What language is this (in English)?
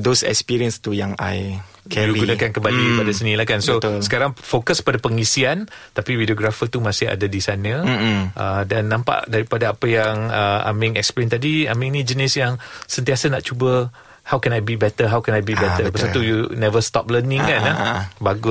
Malay